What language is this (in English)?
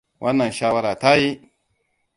Hausa